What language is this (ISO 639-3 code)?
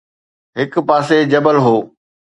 snd